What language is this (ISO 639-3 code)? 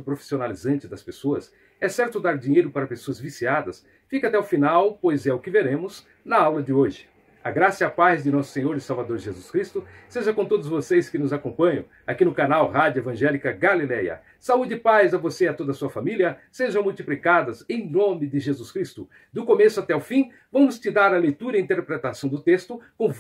por